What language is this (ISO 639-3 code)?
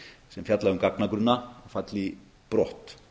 isl